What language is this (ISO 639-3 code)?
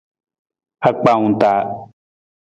nmz